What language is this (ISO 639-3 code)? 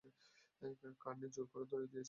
ben